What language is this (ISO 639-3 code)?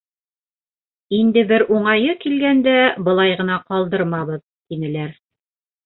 bak